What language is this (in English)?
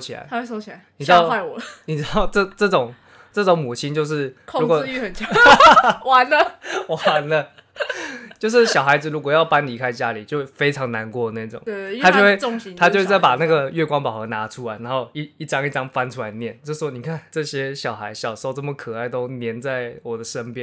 Chinese